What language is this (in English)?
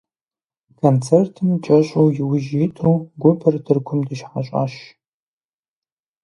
Kabardian